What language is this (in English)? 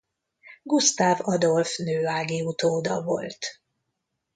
Hungarian